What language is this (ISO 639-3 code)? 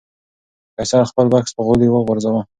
pus